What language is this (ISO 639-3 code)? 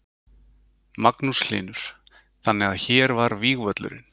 isl